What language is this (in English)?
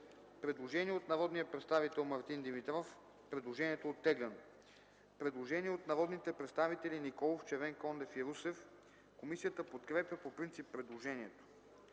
Bulgarian